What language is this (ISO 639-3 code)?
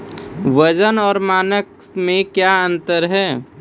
mai